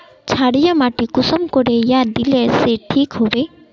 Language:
Magahi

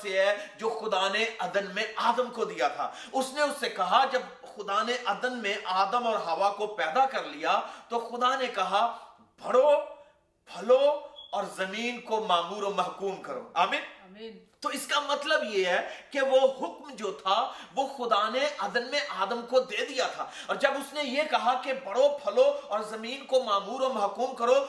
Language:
Urdu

